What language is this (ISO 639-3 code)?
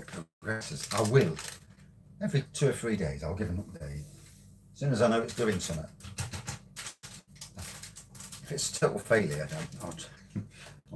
eng